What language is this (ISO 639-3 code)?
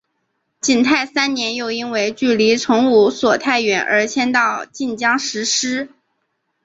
zho